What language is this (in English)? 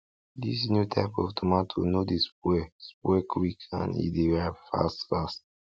Nigerian Pidgin